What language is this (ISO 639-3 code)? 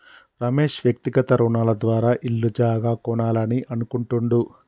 tel